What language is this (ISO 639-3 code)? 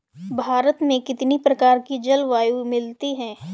hin